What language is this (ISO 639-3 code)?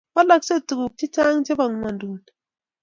kln